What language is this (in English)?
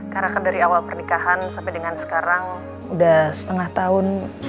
Indonesian